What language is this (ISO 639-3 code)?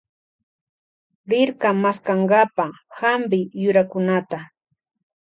qvj